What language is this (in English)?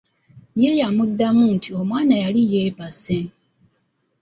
Ganda